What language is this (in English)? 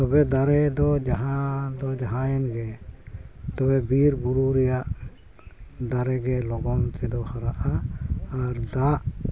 Santali